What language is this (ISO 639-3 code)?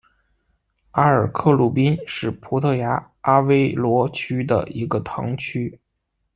zho